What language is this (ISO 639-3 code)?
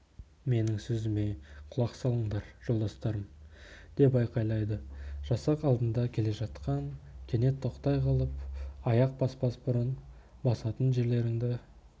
kaz